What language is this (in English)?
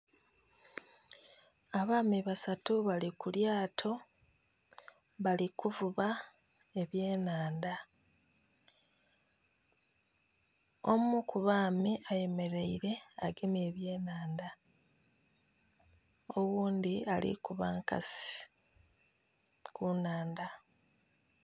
Soga